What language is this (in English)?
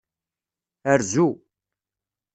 Kabyle